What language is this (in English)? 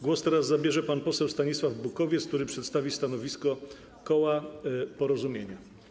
Polish